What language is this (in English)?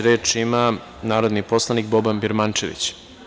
Serbian